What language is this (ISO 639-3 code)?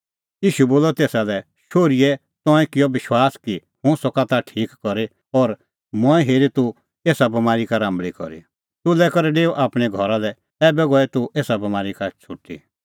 kfx